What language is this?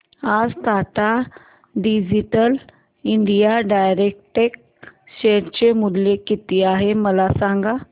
Marathi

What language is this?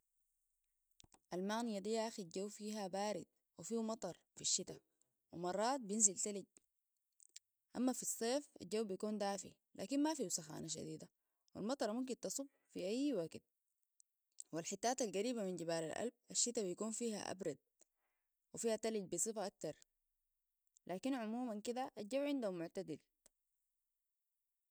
Sudanese Arabic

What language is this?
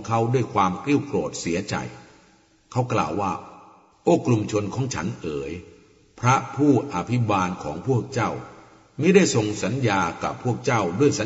Thai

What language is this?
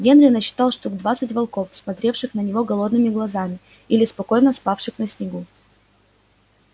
Russian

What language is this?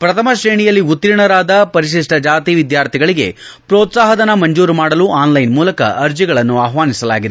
Kannada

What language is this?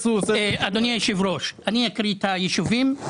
Hebrew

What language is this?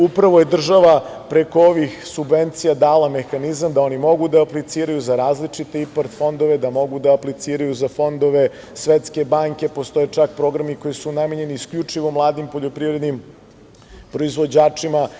Serbian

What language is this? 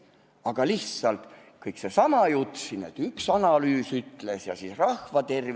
Estonian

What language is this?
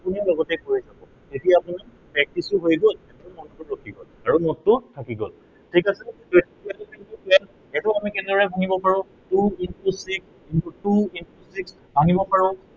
Assamese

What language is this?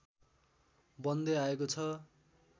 Nepali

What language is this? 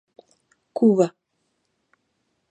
Galician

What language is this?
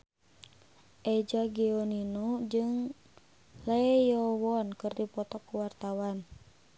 Sundanese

